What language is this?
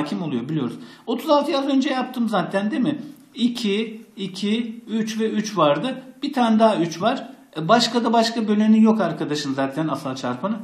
Turkish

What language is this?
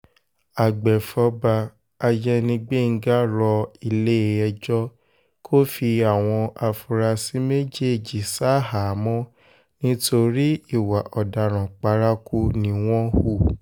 Yoruba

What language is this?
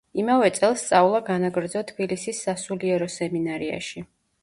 Georgian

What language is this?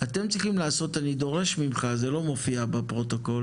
Hebrew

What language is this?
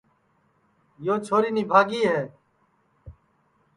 Sansi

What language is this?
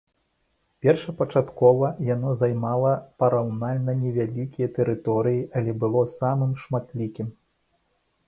Belarusian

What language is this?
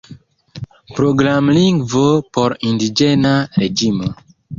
Esperanto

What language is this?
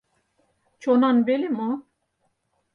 Mari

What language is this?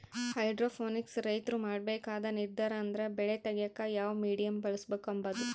Kannada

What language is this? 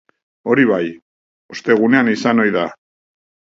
Basque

